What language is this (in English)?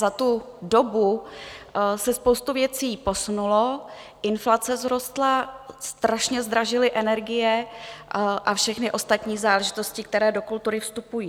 Czech